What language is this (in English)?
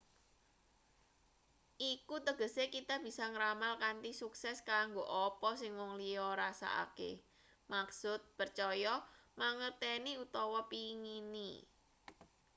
Javanese